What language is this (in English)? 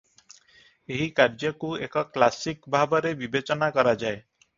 Odia